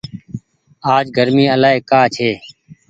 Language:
Goaria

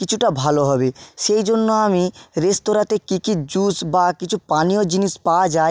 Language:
Bangla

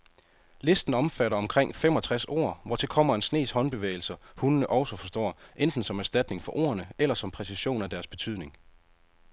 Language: Danish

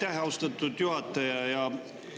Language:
Estonian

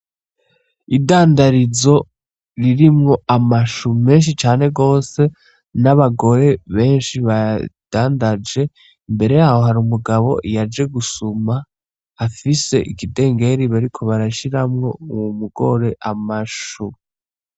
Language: Rundi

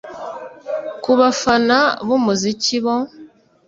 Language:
Kinyarwanda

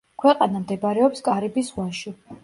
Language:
Georgian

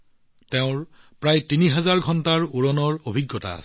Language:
Assamese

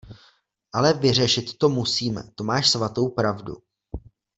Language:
Czech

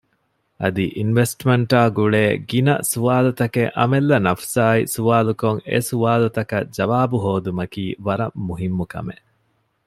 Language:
Divehi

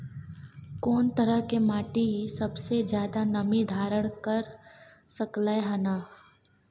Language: Maithili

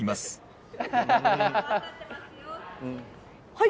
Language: Japanese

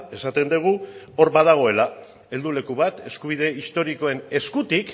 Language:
Basque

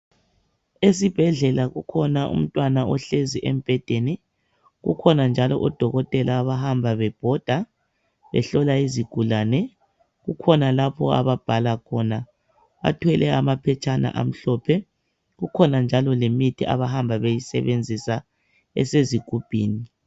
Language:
North Ndebele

